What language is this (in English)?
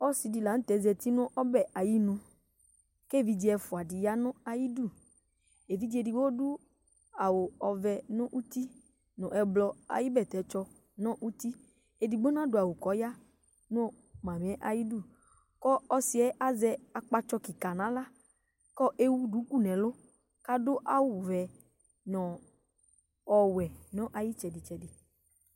Ikposo